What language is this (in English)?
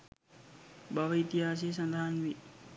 Sinhala